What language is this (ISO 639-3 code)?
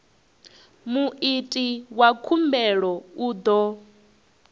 ven